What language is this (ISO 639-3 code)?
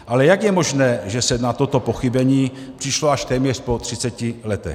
ces